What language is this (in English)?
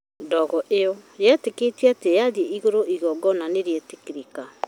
Kikuyu